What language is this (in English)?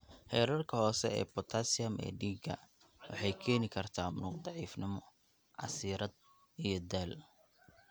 Somali